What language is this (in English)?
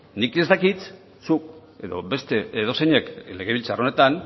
Basque